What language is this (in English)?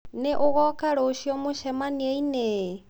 Kikuyu